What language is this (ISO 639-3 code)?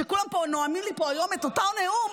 heb